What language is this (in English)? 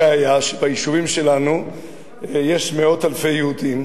Hebrew